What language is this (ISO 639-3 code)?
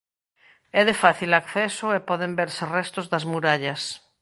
glg